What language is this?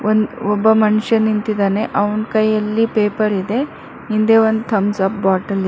Kannada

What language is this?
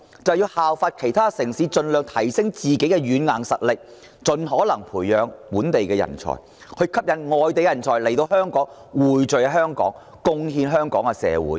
Cantonese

